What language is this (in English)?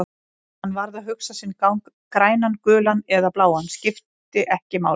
Icelandic